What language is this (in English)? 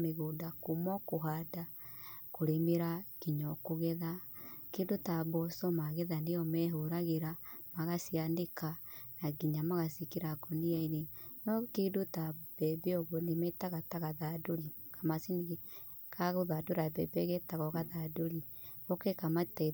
Kikuyu